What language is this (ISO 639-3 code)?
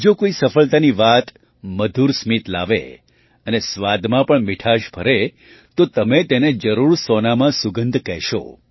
guj